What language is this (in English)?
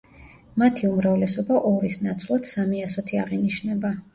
Georgian